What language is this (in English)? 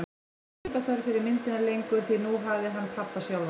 Icelandic